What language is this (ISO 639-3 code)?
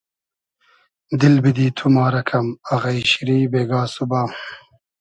haz